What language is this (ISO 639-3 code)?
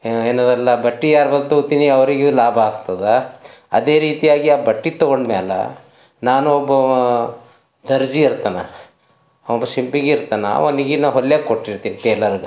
kan